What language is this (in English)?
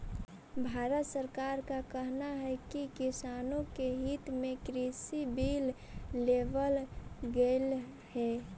Magahi